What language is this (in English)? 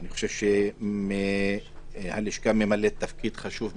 Hebrew